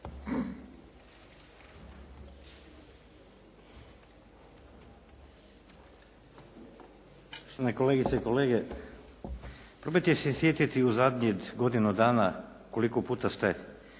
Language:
Croatian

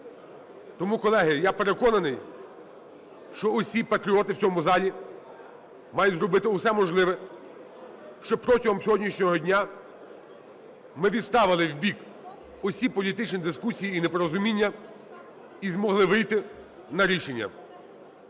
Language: Ukrainian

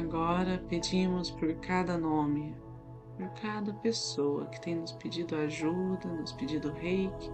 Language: Portuguese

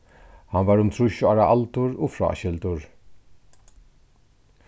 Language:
Faroese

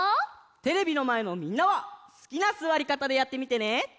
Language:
Japanese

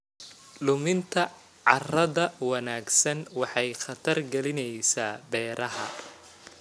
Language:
Somali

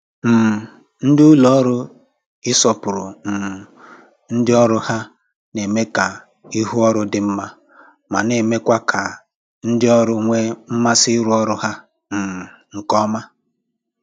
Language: Igbo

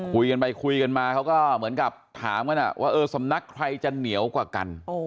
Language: Thai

